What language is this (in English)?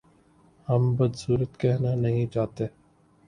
Urdu